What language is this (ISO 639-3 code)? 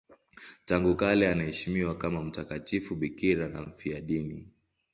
swa